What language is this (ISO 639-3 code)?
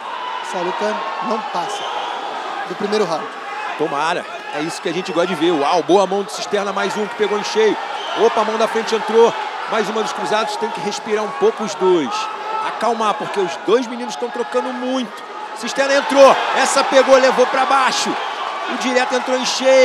por